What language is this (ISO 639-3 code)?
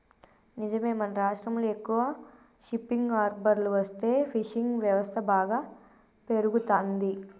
tel